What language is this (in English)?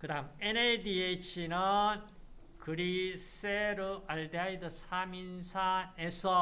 Korean